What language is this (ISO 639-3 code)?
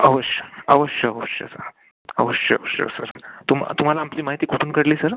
mar